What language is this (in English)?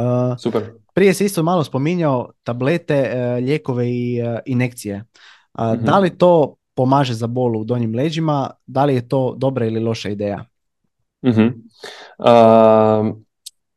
Croatian